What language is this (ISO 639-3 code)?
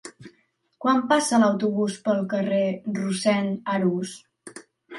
cat